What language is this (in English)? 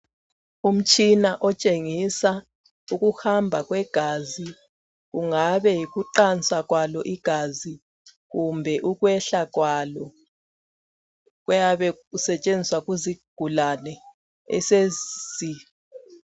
North Ndebele